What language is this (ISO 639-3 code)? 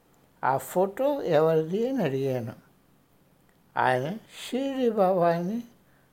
hin